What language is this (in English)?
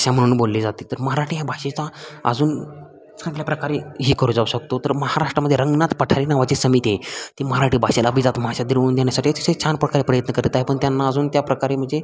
Marathi